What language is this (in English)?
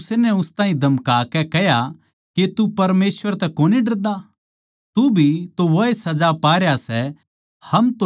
Haryanvi